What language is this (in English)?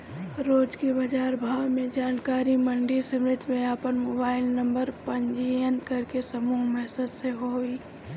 Bhojpuri